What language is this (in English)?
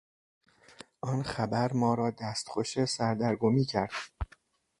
Persian